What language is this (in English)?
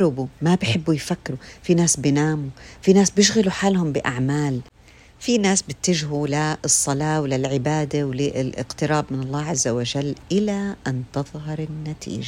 Arabic